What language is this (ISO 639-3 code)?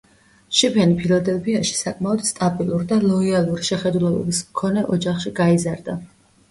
kat